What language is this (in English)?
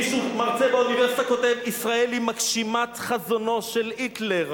Hebrew